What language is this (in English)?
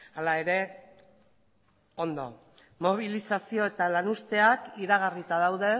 Basque